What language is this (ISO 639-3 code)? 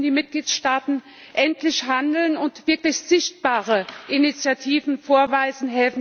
deu